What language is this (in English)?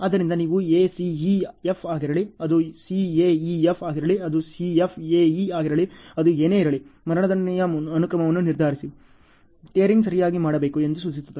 Kannada